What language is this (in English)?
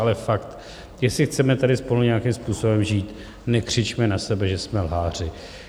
Czech